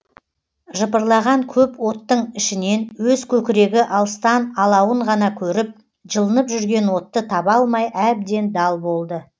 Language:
Kazakh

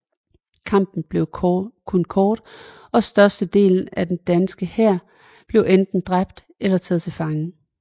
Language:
Danish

